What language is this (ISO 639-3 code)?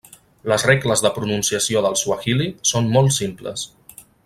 cat